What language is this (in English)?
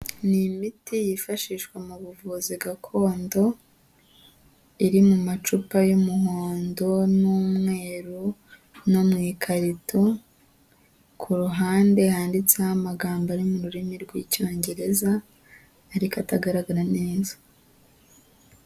Kinyarwanda